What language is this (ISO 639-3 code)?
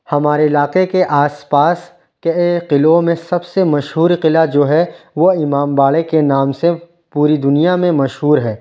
urd